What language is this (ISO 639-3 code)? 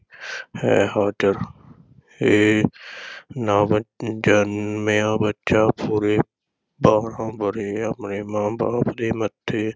pan